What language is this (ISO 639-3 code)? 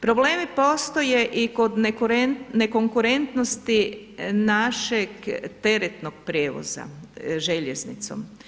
hrv